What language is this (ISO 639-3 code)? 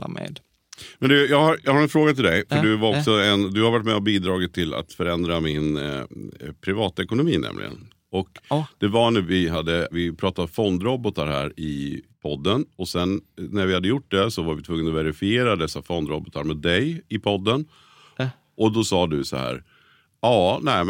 swe